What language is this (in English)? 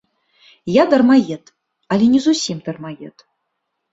Belarusian